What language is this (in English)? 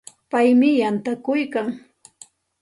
Santa Ana de Tusi Pasco Quechua